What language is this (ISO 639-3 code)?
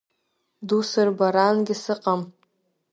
abk